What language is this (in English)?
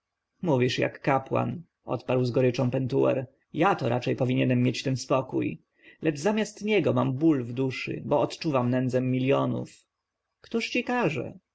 Polish